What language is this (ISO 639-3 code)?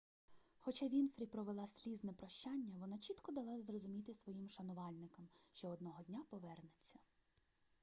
ukr